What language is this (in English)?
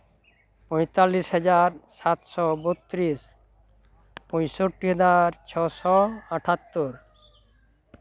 Santali